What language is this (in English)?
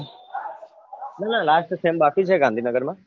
Gujarati